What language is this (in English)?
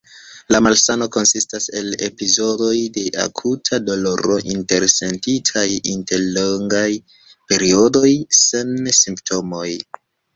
Esperanto